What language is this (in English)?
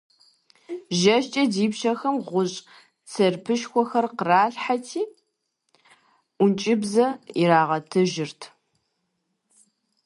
Kabardian